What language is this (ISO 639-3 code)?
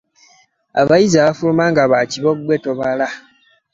lug